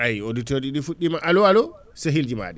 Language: Fula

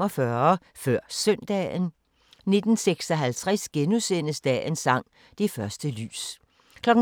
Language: Danish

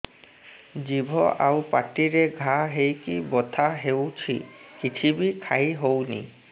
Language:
Odia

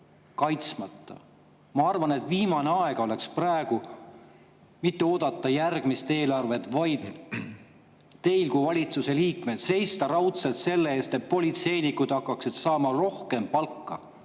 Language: Estonian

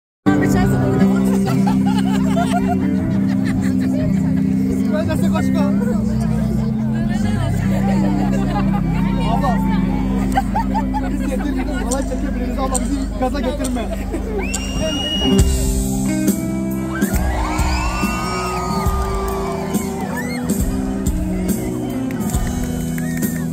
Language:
Turkish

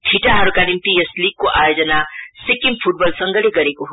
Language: Nepali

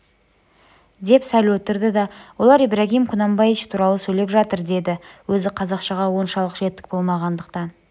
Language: Kazakh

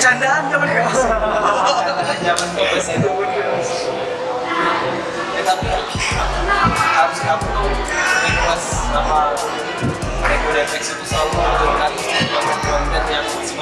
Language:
Indonesian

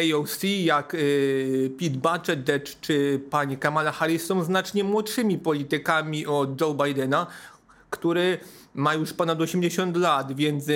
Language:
Polish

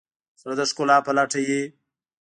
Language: Pashto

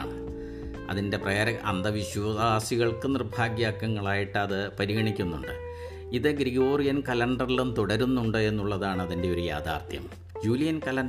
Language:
Malayalam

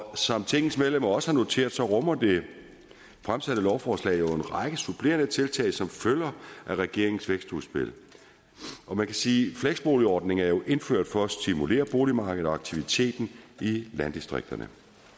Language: Danish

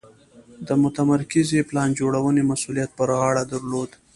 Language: Pashto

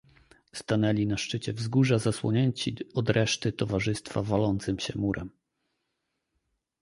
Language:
Polish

